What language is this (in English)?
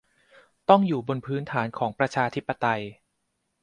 Thai